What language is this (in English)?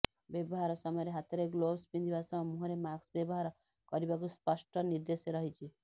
Odia